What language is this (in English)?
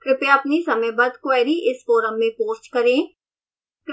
Hindi